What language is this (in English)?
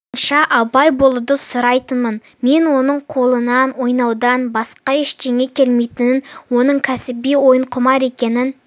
Kazakh